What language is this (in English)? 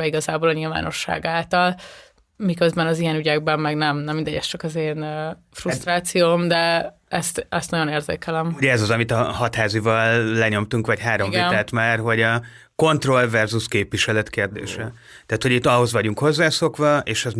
Hungarian